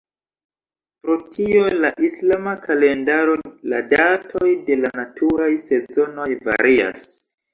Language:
Esperanto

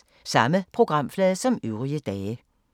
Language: Danish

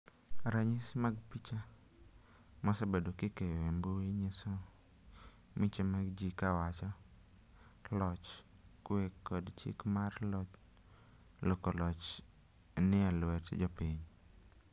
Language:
Luo (Kenya and Tanzania)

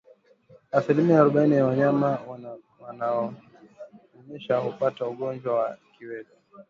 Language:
Swahili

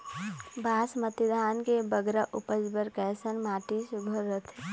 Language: Chhattisgarhi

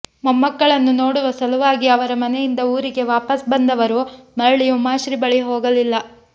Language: Kannada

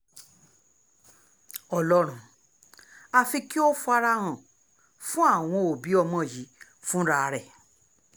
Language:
Yoruba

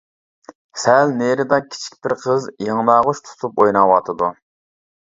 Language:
Uyghur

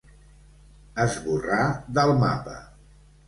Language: Catalan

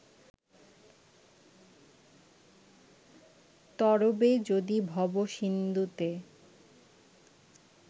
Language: Bangla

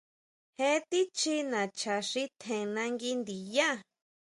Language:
Huautla Mazatec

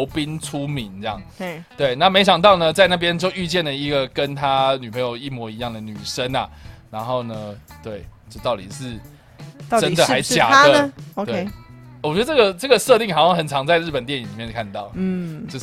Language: Chinese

